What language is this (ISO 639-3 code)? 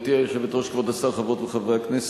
heb